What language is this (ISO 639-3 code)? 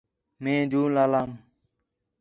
xhe